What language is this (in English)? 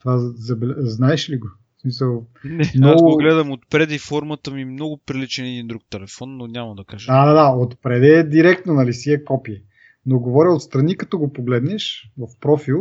Bulgarian